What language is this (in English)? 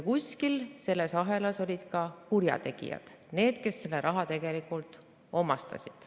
Estonian